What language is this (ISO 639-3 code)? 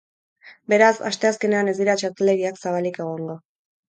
eus